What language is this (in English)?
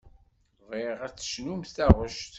Kabyle